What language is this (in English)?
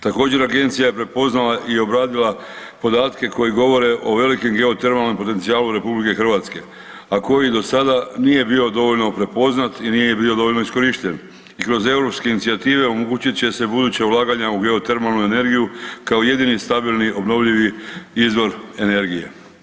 Croatian